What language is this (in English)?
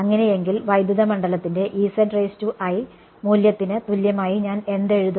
Malayalam